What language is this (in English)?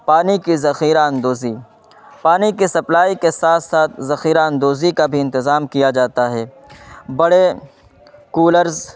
Urdu